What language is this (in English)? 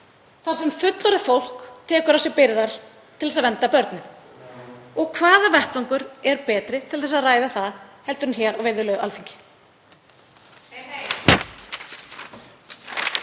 Icelandic